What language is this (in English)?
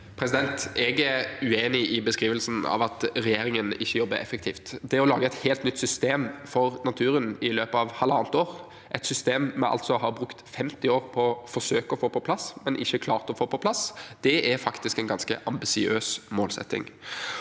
Norwegian